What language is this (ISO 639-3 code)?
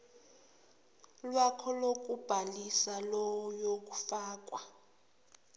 zul